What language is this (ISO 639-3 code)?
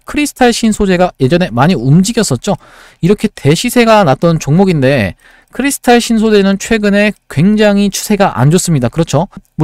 kor